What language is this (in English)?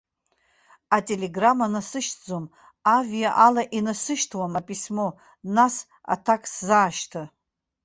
Abkhazian